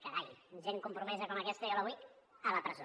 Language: Catalan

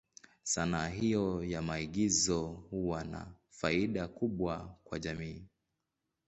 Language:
Swahili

